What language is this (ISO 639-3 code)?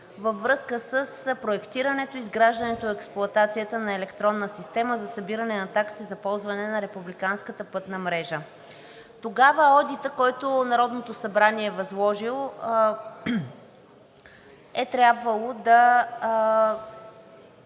bul